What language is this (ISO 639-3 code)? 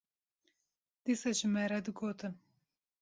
kur